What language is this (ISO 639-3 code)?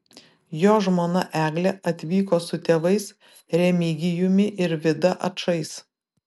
lit